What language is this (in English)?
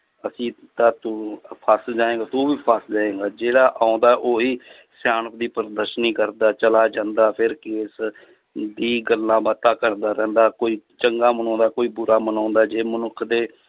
Punjabi